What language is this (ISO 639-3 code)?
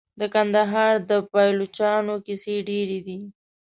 pus